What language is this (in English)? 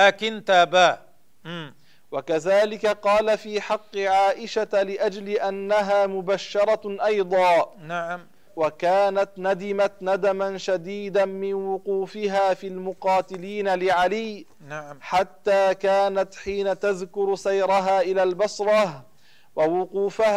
Arabic